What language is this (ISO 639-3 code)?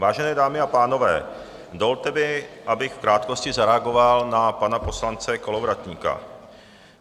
ces